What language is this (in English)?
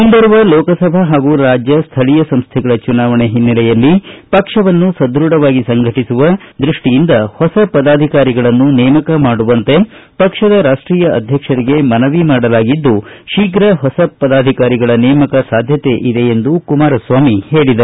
Kannada